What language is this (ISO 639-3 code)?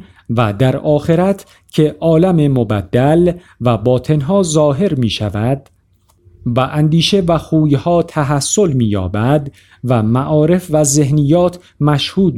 fas